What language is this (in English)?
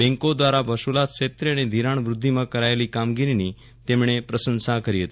Gujarati